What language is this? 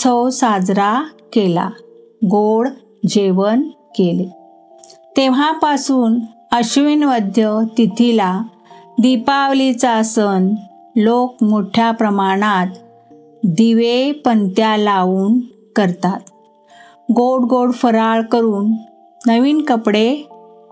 Marathi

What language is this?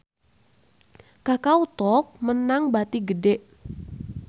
Sundanese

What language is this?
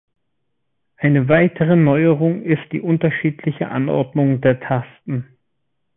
German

